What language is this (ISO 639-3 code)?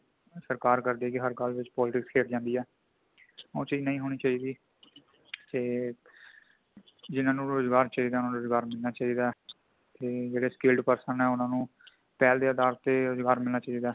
pan